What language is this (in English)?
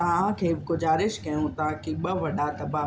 Sindhi